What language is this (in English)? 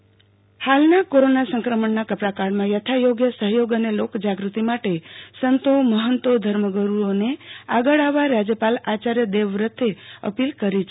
Gujarati